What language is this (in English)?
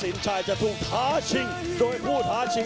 Thai